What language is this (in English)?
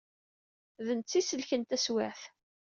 Kabyle